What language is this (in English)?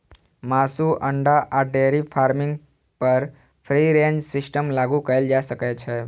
Maithili